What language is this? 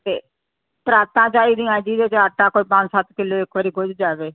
Punjabi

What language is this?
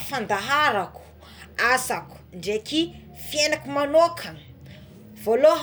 Tsimihety Malagasy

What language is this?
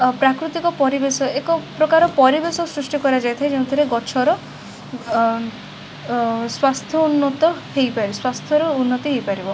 Odia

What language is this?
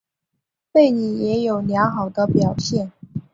Chinese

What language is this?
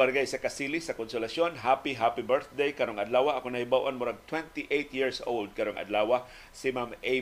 Filipino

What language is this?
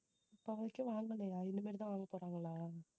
Tamil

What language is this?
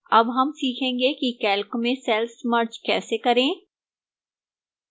Hindi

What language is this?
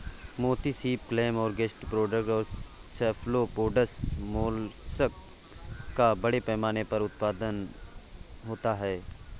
Hindi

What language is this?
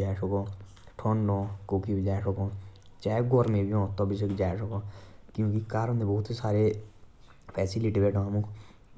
Jaunsari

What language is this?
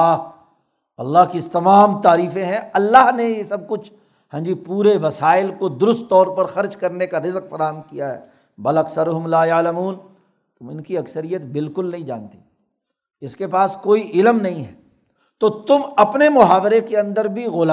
Urdu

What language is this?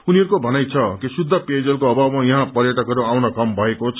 Nepali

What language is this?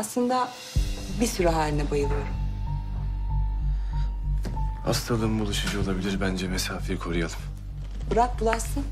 Turkish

